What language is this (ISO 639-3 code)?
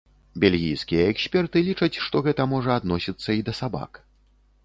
bel